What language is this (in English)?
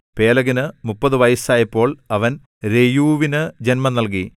Malayalam